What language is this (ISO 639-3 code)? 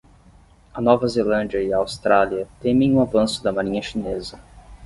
por